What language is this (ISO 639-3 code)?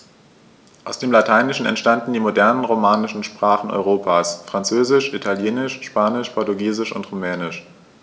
deu